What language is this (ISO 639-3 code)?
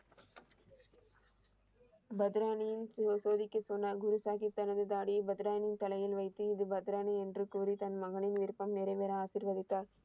tam